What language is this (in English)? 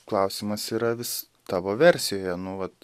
Lithuanian